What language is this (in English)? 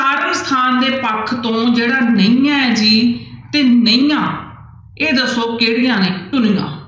Punjabi